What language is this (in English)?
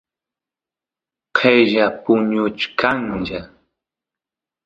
Santiago del Estero Quichua